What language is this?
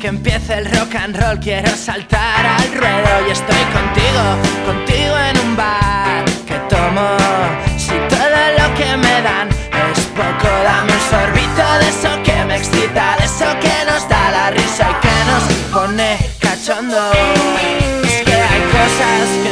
Italian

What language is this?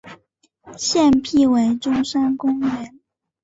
Chinese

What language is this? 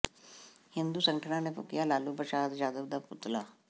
Punjabi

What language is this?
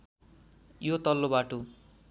Nepali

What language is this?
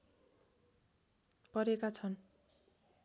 Nepali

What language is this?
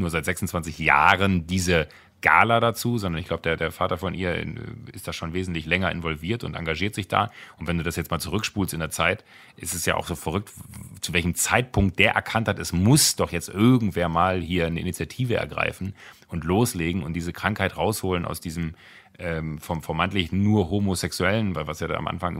German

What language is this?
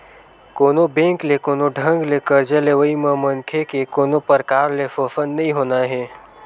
Chhattisgarhi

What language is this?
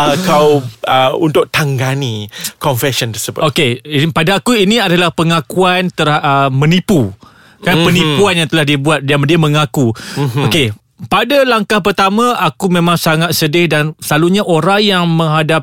Malay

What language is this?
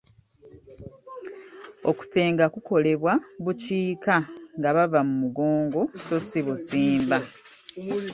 Ganda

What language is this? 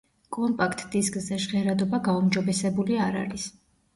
Georgian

